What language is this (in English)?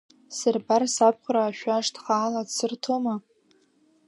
Abkhazian